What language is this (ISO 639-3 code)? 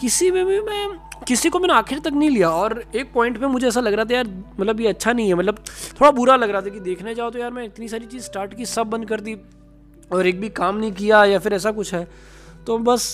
hin